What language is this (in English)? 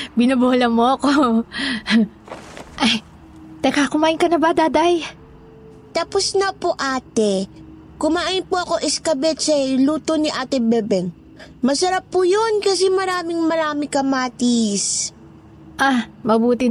Filipino